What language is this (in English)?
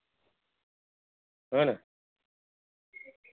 Gujarati